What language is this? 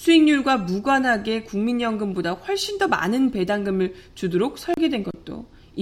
Korean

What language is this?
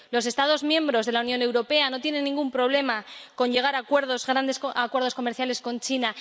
Spanish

